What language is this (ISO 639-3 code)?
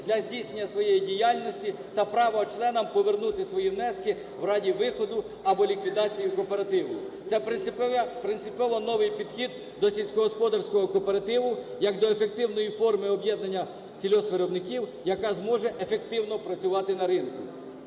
ukr